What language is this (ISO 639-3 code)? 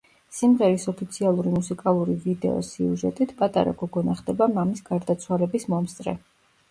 kat